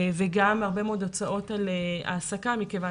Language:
Hebrew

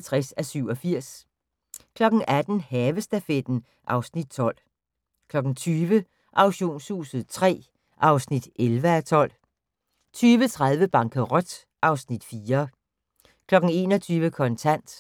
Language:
Danish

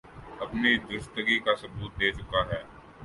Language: Urdu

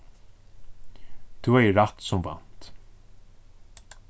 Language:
Faroese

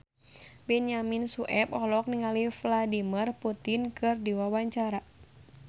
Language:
Sundanese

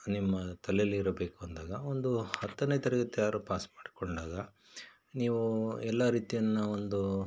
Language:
Kannada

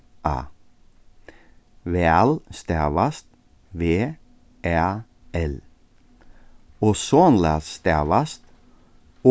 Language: Faroese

